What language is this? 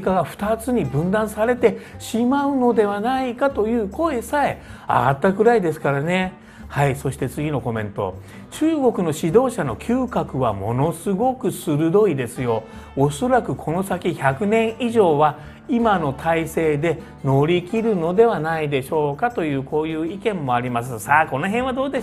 Japanese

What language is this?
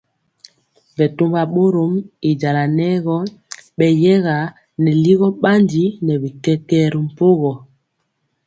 Mpiemo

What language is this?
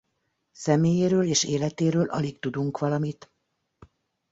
Hungarian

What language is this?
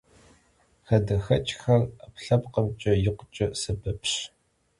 Kabardian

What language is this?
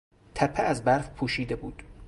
Persian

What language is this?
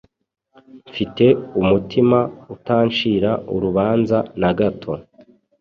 Kinyarwanda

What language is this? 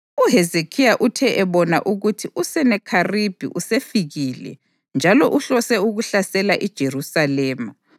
North Ndebele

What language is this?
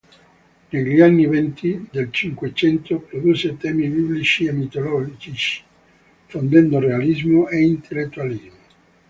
Italian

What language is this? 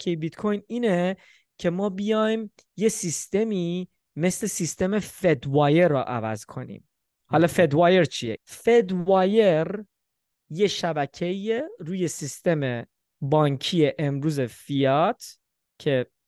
Persian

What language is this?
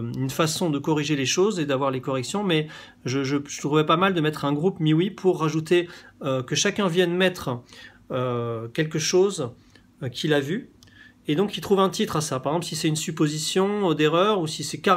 French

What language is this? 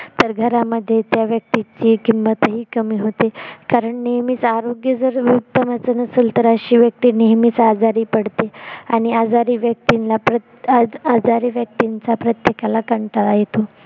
Marathi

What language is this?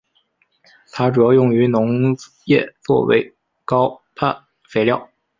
Chinese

